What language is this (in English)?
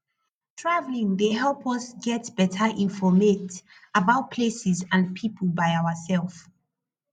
Nigerian Pidgin